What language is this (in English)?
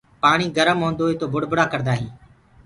Gurgula